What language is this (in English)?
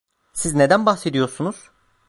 Turkish